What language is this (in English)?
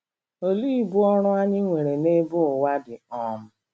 Igbo